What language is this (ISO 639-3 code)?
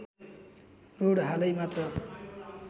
nep